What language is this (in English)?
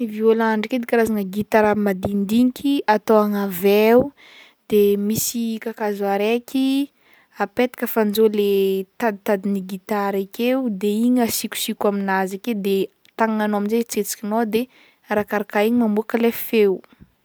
Northern Betsimisaraka Malagasy